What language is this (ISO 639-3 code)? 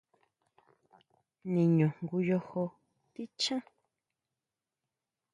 mau